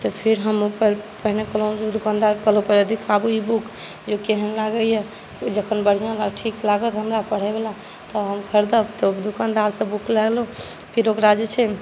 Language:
Maithili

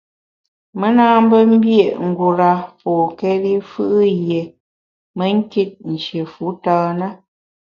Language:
Bamun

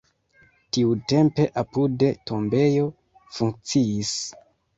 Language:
Esperanto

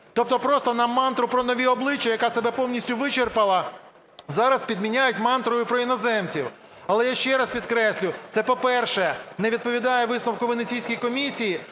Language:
Ukrainian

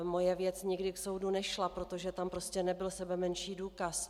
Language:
Czech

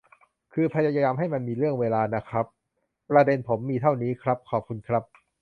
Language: Thai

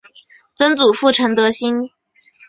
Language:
Chinese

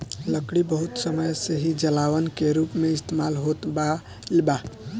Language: Bhojpuri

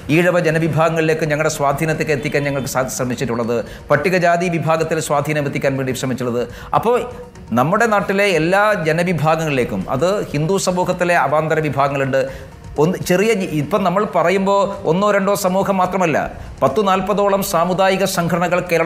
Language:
Malayalam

